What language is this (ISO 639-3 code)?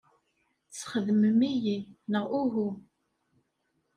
kab